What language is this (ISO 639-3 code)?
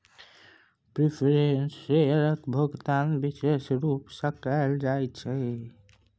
mai